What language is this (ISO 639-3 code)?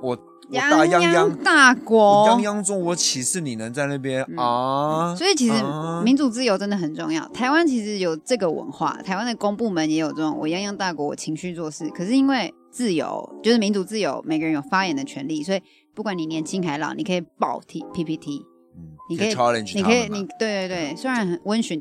zho